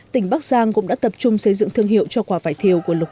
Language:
Vietnamese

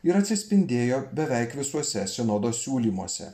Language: Lithuanian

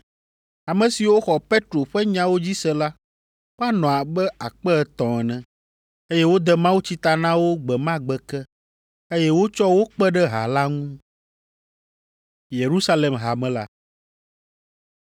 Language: Ewe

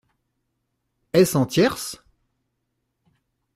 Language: French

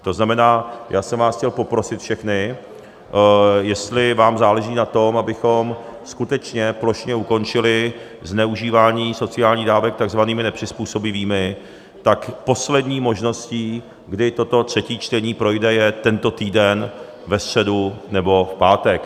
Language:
Czech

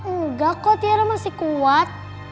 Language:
Indonesian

